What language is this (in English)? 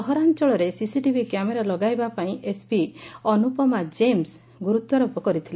Odia